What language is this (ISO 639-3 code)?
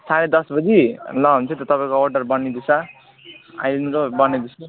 nep